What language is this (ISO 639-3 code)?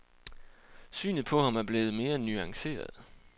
dan